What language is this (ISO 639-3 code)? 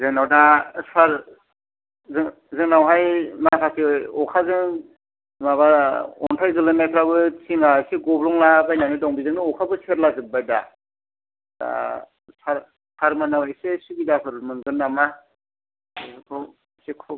brx